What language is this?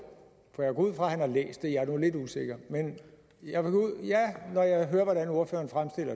Danish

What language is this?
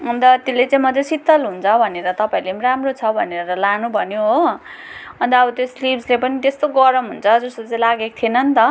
Nepali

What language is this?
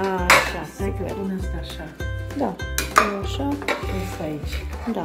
Romanian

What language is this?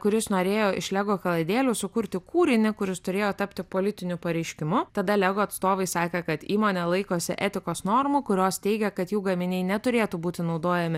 Lithuanian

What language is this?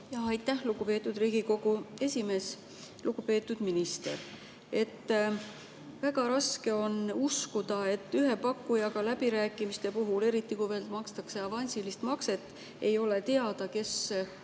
Estonian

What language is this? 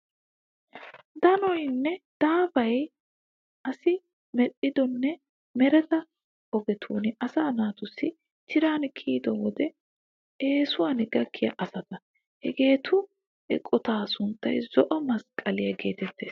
Wolaytta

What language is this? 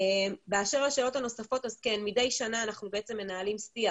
Hebrew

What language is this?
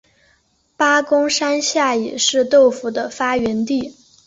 Chinese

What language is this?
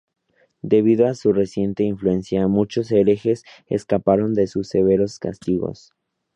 Spanish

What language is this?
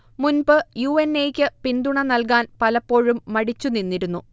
Malayalam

